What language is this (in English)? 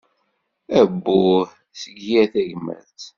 Kabyle